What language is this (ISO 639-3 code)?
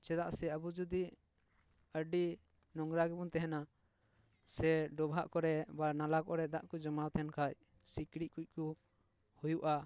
sat